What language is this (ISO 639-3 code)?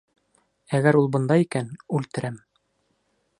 bak